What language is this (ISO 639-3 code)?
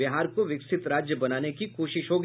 hin